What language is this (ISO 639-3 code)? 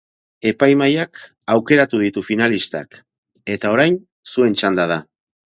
eus